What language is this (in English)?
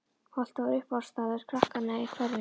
Icelandic